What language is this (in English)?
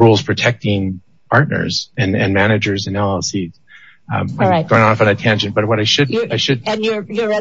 English